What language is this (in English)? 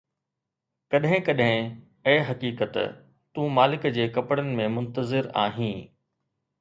Sindhi